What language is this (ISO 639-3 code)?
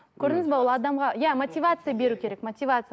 kaz